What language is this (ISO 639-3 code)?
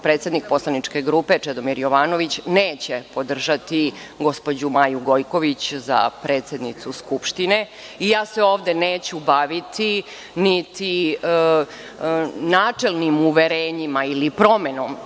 srp